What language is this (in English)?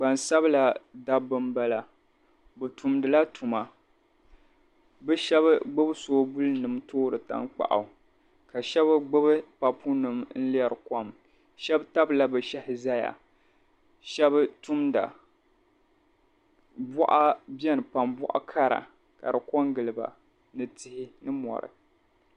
Dagbani